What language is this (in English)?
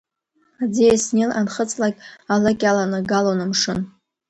Abkhazian